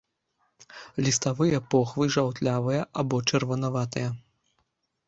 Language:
Belarusian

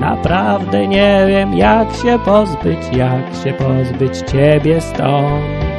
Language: Polish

